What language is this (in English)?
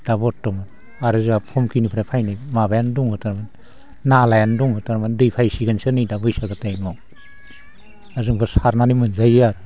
Bodo